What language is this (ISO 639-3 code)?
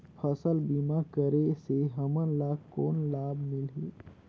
hne